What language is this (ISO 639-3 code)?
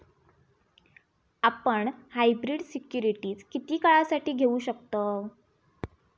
mar